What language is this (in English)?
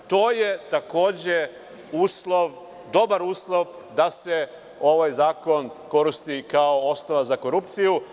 Serbian